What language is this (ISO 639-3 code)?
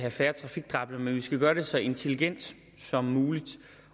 dan